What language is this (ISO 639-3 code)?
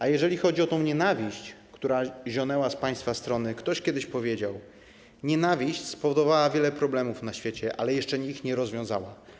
pol